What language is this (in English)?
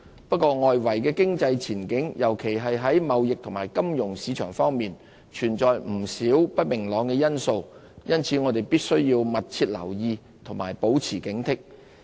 Cantonese